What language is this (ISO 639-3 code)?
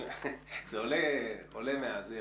heb